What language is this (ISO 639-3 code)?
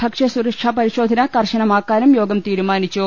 mal